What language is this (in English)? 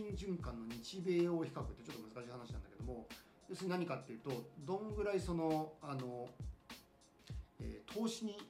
Japanese